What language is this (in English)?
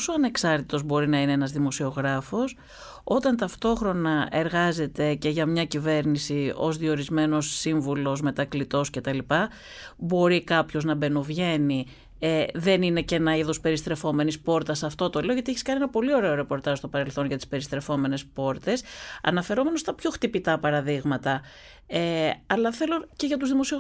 Greek